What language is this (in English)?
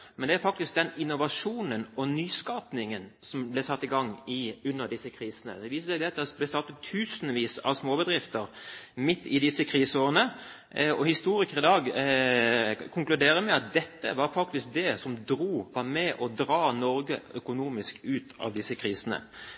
Norwegian Bokmål